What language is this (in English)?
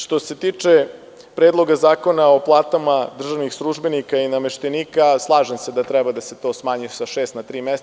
Serbian